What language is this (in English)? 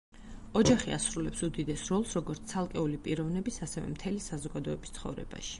Georgian